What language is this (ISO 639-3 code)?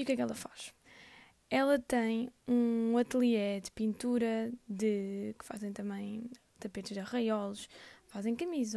por